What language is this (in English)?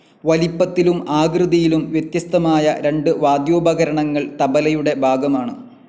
Malayalam